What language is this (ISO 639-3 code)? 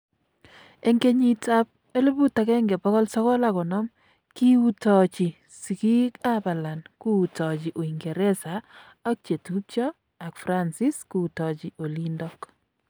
kln